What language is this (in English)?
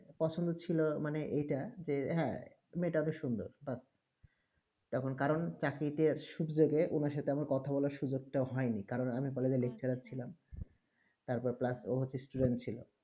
Bangla